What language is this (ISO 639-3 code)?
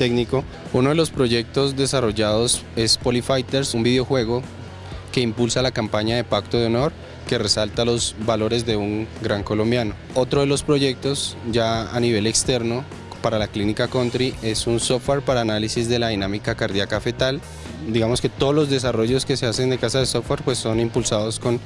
spa